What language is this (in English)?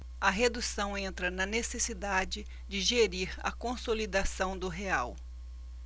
Portuguese